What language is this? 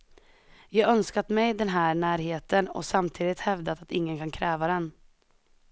Swedish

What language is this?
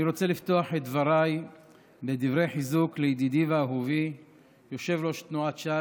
Hebrew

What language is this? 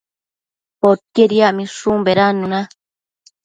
Matsés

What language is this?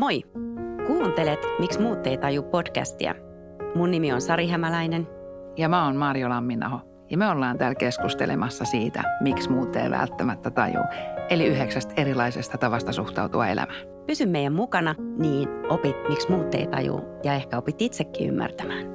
Finnish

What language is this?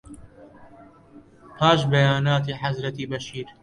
Central Kurdish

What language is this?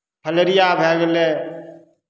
Maithili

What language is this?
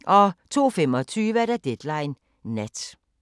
Danish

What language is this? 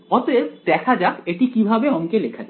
Bangla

